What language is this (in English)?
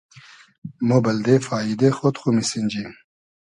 Hazaragi